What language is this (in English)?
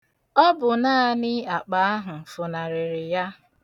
Igbo